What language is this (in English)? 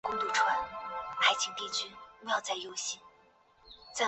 Chinese